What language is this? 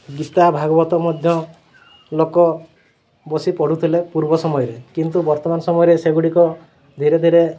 Odia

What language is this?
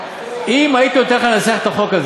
Hebrew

